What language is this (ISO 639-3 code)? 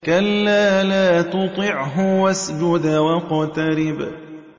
ara